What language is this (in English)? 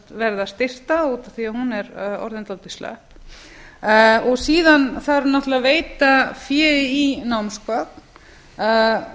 Icelandic